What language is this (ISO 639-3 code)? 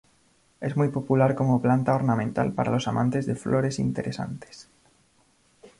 spa